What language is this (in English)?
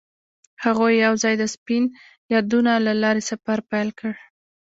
Pashto